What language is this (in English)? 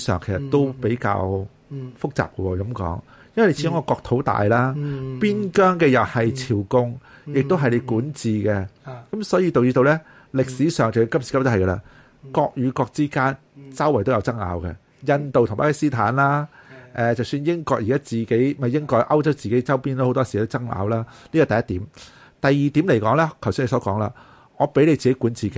Chinese